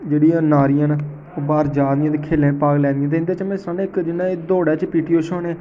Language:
Dogri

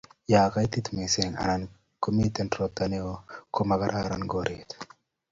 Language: Kalenjin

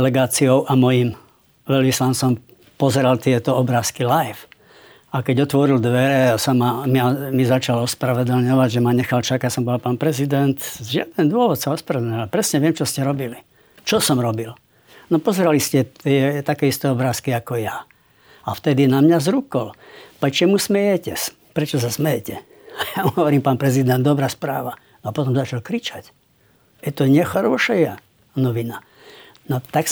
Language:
Slovak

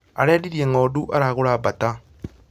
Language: Kikuyu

